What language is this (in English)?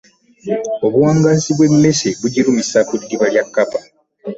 Ganda